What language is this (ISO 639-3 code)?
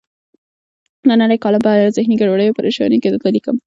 pus